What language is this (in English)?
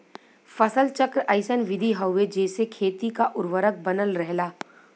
Bhojpuri